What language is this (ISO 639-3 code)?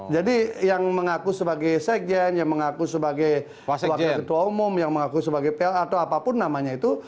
ind